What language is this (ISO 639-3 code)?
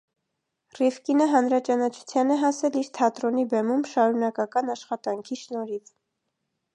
hye